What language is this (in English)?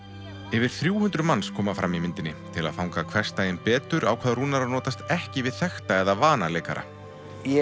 Icelandic